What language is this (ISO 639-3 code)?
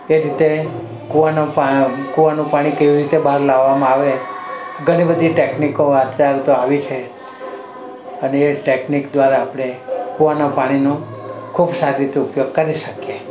guj